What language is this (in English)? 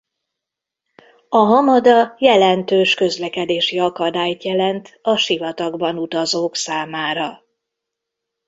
Hungarian